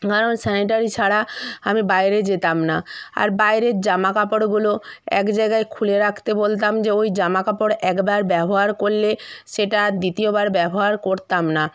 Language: Bangla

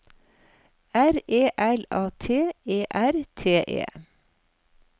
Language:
Norwegian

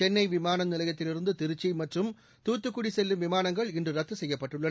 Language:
Tamil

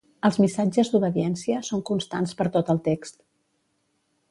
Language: Catalan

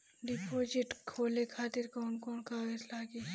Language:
Bhojpuri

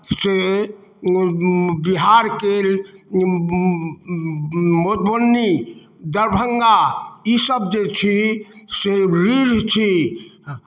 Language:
Maithili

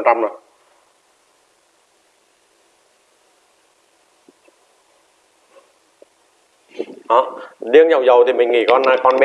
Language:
Vietnamese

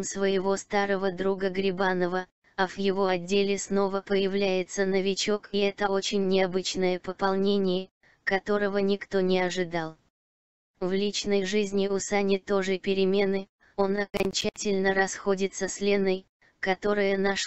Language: Russian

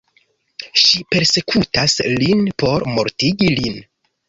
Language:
Esperanto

